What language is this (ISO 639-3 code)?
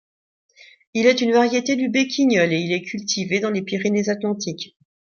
fra